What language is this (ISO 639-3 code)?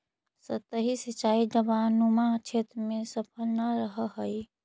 mag